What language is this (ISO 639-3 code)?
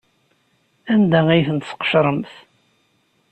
kab